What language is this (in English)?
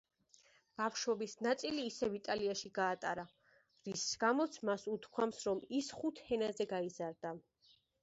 Georgian